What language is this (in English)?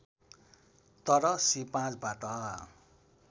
Nepali